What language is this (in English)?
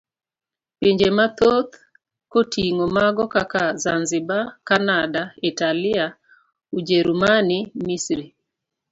Luo (Kenya and Tanzania)